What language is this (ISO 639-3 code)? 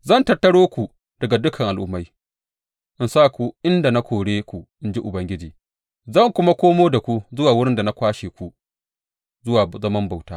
hau